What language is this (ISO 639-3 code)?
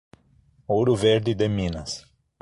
por